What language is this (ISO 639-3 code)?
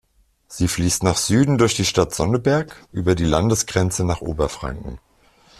deu